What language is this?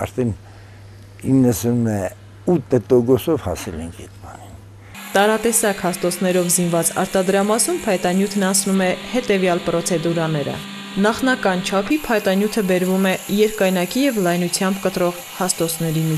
Turkish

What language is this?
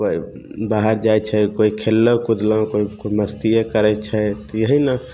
Maithili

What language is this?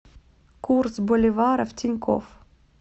Russian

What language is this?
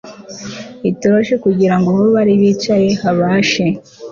Kinyarwanda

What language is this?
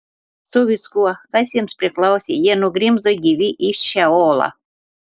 Lithuanian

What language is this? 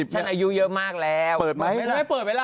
Thai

